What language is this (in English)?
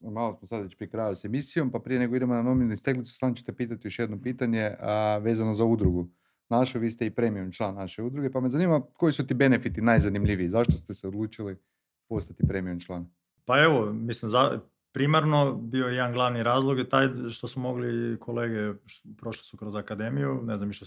Croatian